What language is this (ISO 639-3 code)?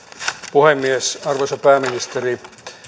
fin